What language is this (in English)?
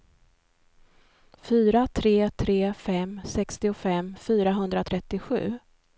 Swedish